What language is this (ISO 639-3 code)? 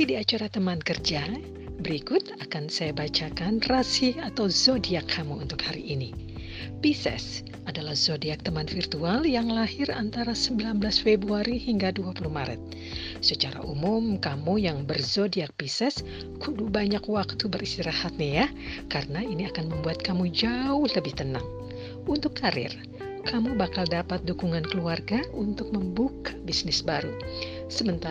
ind